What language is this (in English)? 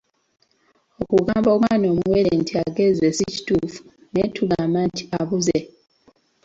Ganda